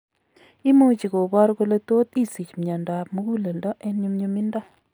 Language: Kalenjin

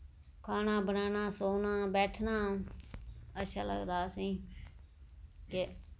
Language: Dogri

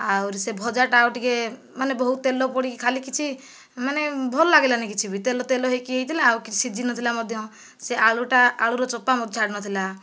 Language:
Odia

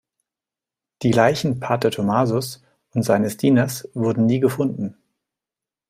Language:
German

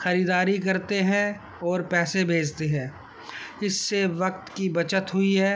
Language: Urdu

